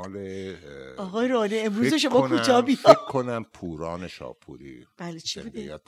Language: Persian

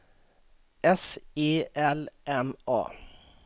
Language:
Swedish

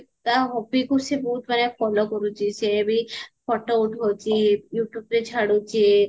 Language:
Odia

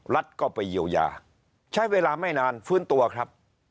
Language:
Thai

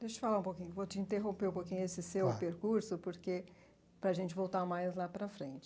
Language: Portuguese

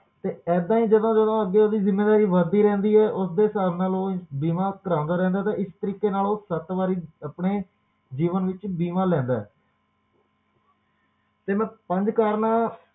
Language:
Punjabi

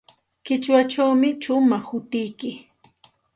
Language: Santa Ana de Tusi Pasco Quechua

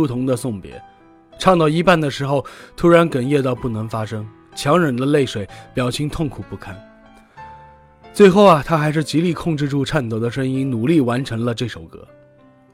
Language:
Chinese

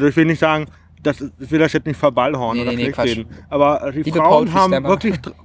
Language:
German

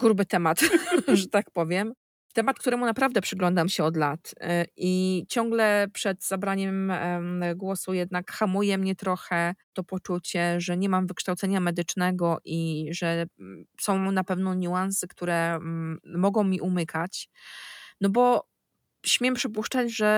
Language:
Polish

